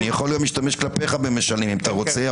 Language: Hebrew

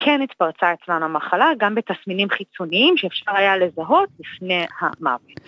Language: Hebrew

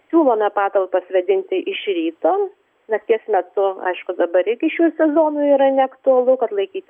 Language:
Lithuanian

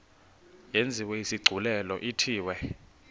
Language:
Xhosa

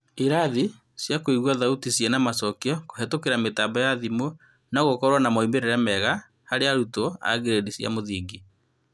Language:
Kikuyu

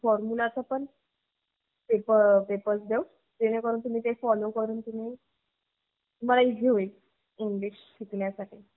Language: Marathi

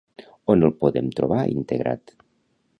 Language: Catalan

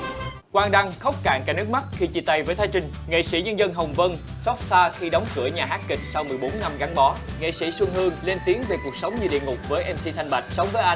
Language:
Vietnamese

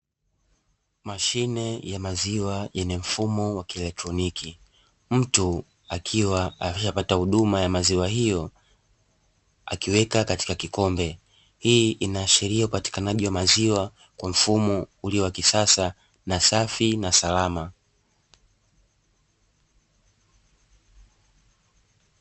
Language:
Swahili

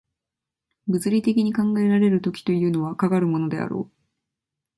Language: Japanese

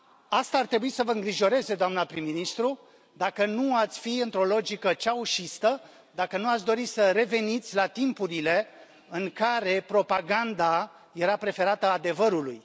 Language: Romanian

